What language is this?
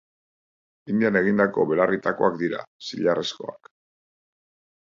Basque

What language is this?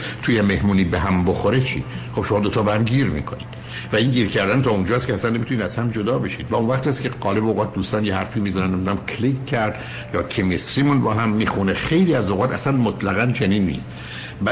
Persian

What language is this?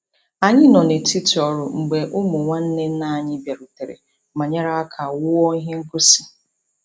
Igbo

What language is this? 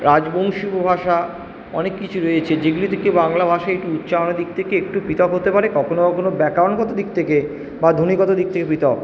Bangla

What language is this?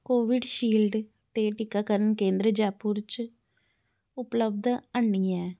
Dogri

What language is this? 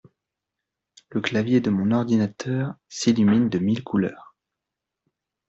French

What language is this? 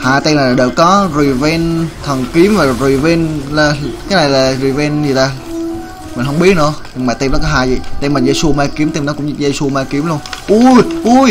Vietnamese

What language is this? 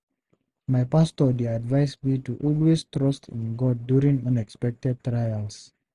Nigerian Pidgin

